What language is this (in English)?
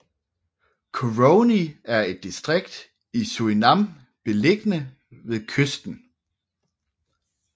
Danish